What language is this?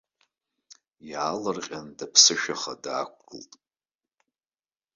Abkhazian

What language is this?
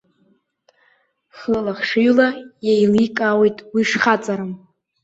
Abkhazian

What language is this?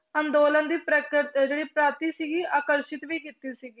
Punjabi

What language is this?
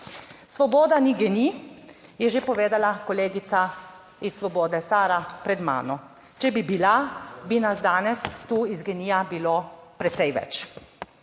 Slovenian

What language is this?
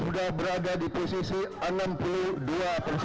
Indonesian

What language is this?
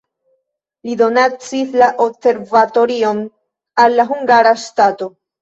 Esperanto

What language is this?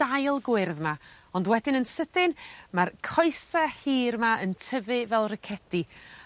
Welsh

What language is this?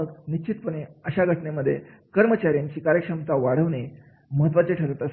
Marathi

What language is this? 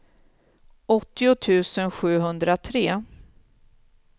Swedish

